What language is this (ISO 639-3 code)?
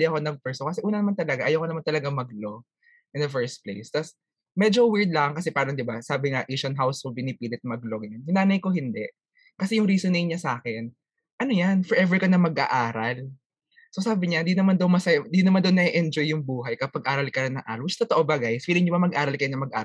fil